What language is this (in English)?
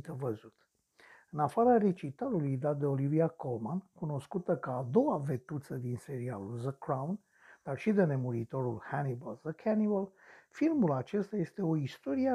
Romanian